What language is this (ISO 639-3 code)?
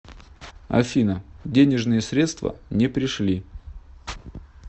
rus